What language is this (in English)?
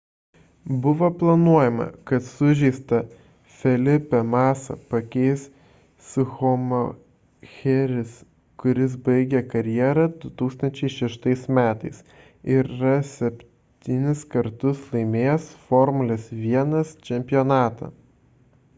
Lithuanian